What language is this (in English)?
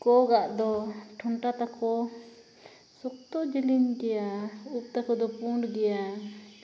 Santali